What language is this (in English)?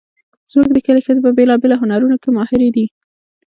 Pashto